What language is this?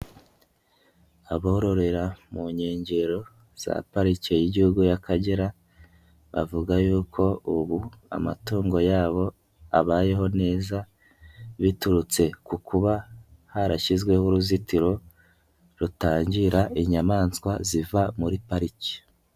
Kinyarwanda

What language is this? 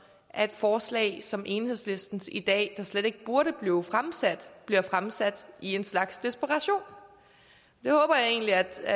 Danish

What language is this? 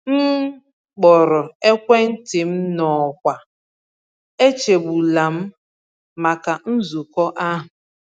Igbo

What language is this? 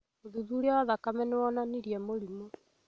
Kikuyu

